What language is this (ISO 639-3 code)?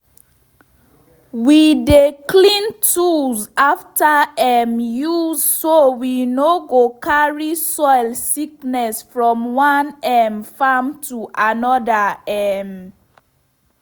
pcm